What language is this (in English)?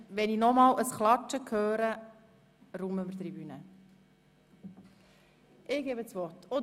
Swiss German